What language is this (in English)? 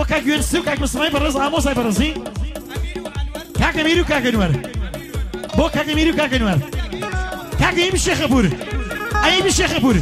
Arabic